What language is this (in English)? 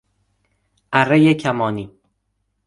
Persian